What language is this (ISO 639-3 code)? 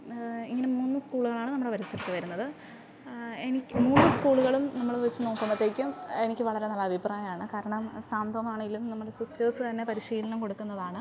mal